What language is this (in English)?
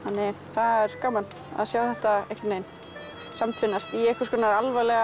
Icelandic